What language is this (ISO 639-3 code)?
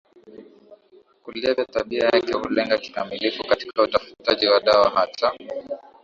swa